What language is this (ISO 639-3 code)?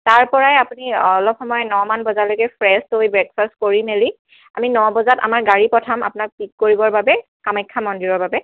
asm